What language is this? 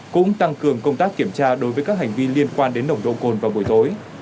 Vietnamese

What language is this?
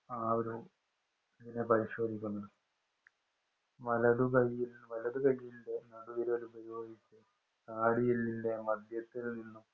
Malayalam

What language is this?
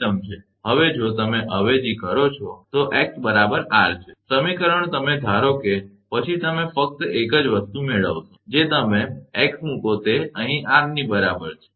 Gujarati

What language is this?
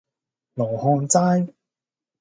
Cantonese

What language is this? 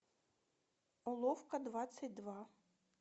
Russian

